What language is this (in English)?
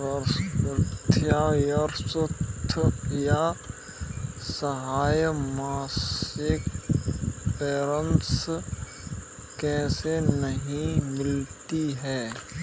Hindi